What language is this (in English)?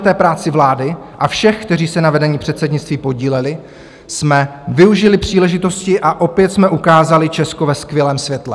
Czech